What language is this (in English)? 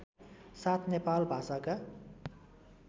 Nepali